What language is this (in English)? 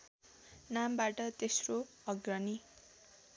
Nepali